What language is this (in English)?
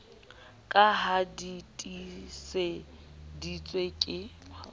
Southern Sotho